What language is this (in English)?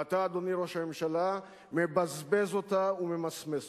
Hebrew